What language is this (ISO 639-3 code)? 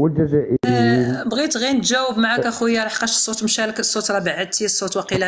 ara